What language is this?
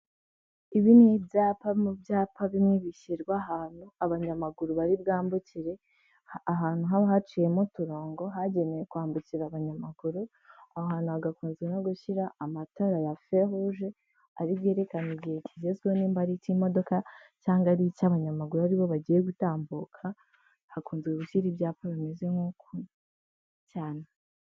Kinyarwanda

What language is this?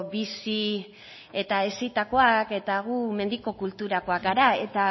Basque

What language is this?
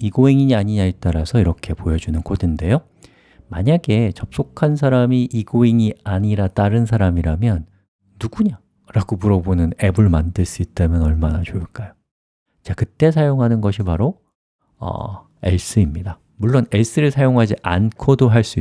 Korean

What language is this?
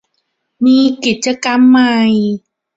Thai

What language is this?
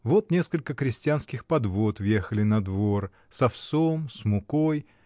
Russian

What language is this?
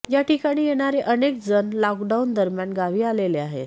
Marathi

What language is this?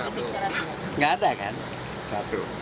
Indonesian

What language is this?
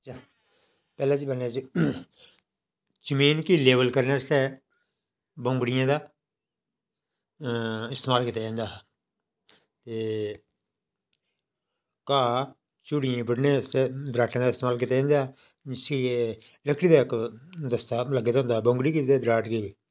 Dogri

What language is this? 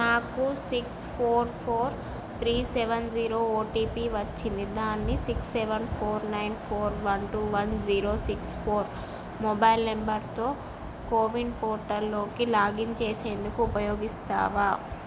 Telugu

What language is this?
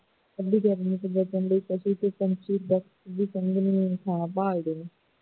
Punjabi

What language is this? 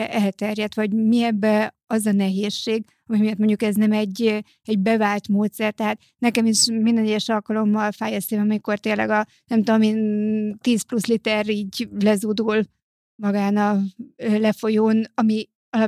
Hungarian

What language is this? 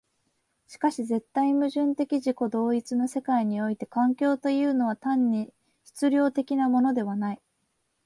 Japanese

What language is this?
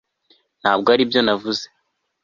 Kinyarwanda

